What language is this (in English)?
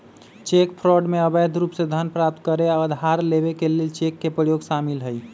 Magahi